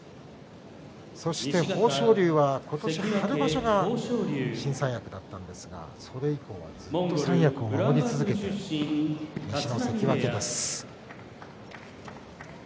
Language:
Japanese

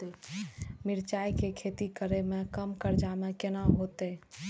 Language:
Maithili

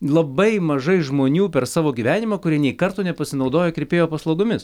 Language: Lithuanian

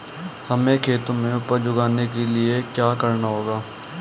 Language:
Hindi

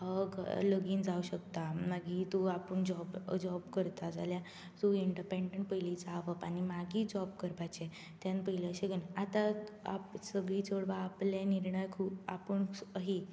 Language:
Konkani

